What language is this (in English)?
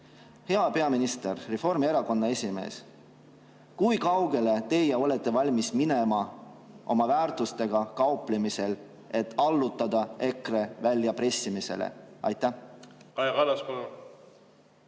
Estonian